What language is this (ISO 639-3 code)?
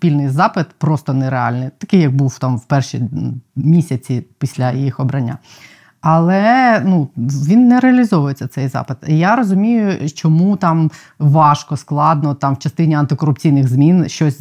ukr